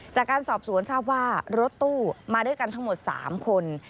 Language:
Thai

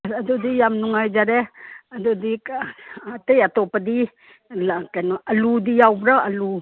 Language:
Manipuri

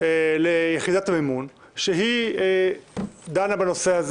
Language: Hebrew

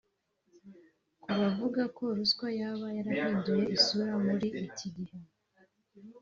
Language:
Kinyarwanda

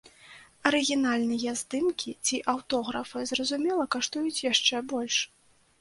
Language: Belarusian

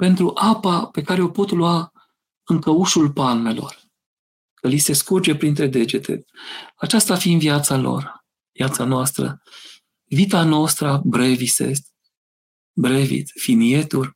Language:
Romanian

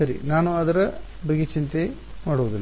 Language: Kannada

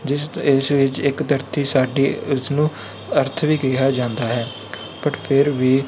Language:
Punjabi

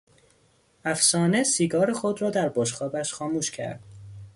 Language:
Persian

